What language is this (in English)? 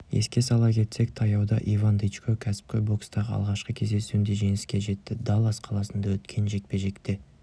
Kazakh